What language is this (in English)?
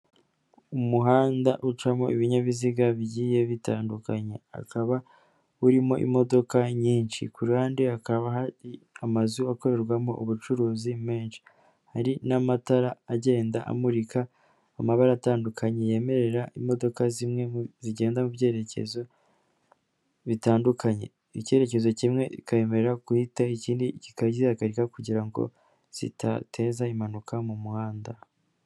Kinyarwanda